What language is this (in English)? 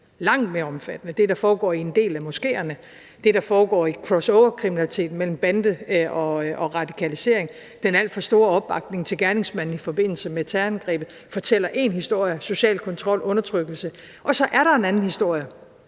Danish